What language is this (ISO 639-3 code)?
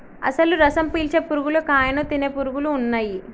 tel